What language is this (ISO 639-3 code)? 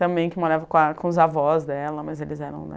por